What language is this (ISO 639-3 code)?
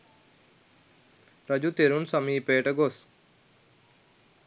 sin